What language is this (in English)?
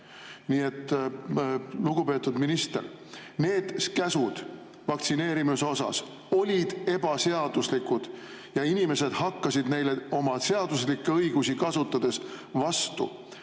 Estonian